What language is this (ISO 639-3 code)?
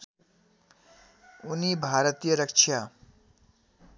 nep